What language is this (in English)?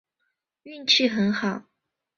Chinese